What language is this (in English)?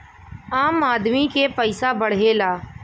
Bhojpuri